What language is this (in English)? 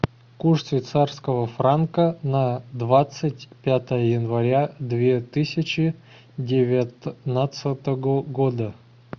Russian